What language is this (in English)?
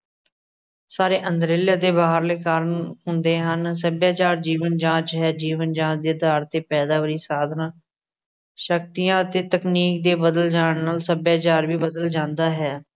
Punjabi